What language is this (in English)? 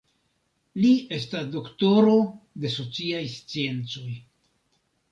Esperanto